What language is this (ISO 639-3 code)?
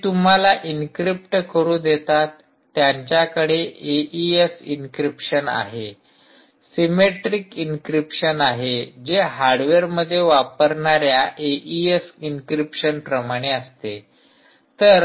mar